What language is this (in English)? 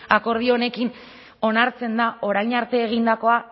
Basque